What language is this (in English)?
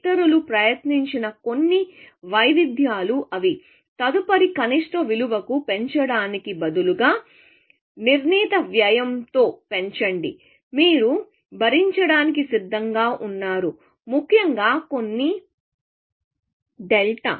Telugu